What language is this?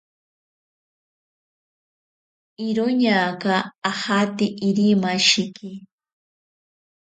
Ashéninka Perené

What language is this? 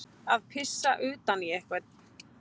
Icelandic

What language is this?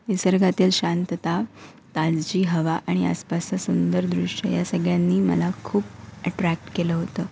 Marathi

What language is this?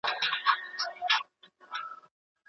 Pashto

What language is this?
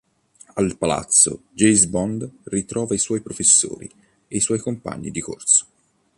Italian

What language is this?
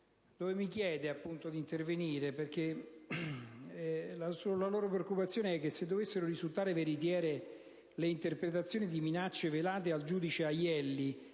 Italian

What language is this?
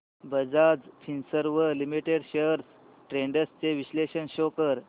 Marathi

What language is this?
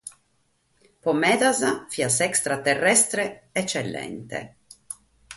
Sardinian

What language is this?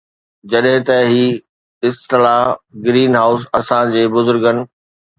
Sindhi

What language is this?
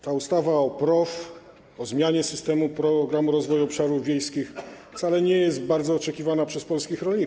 Polish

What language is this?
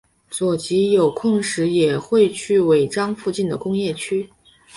Chinese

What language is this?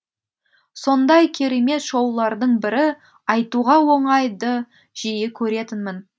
Kazakh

